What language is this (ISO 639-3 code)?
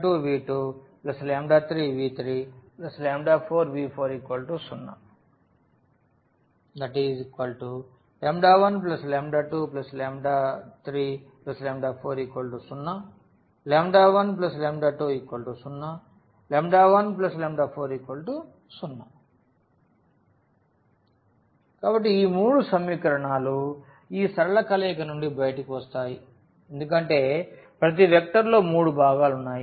tel